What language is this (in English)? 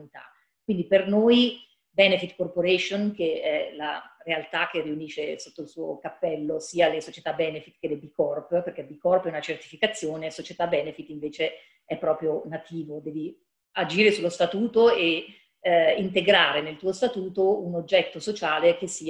Italian